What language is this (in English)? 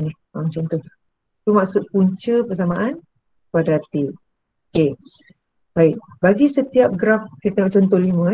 Malay